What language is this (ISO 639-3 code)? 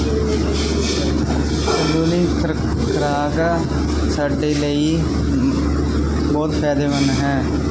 pan